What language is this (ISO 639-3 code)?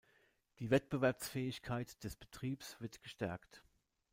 deu